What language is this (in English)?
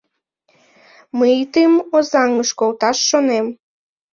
Mari